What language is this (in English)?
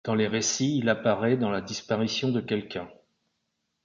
French